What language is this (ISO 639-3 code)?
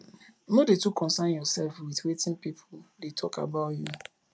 pcm